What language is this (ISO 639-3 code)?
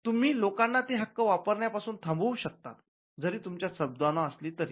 mar